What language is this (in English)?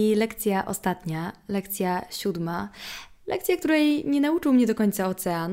Polish